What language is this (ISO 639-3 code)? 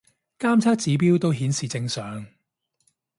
yue